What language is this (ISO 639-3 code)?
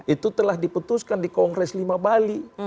ind